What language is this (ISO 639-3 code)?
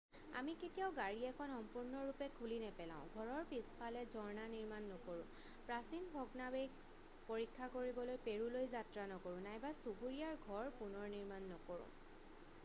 asm